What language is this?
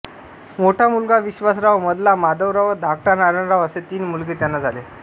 Marathi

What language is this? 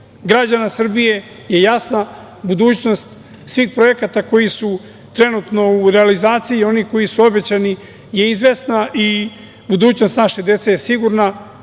Serbian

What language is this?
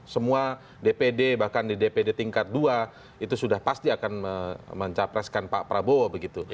Indonesian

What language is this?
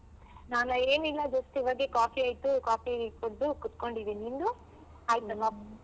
Kannada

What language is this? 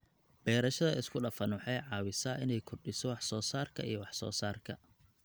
Somali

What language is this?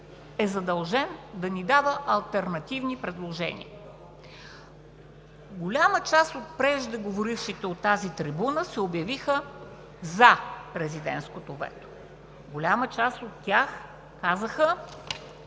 Bulgarian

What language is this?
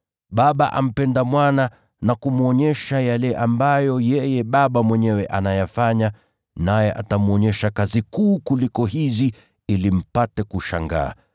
Swahili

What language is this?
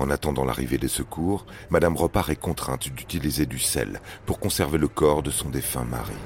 French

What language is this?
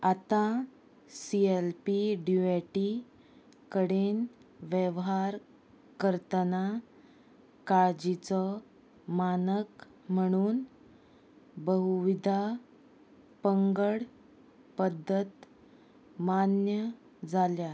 Konkani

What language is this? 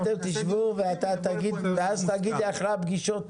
Hebrew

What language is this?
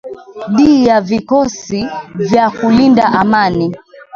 Swahili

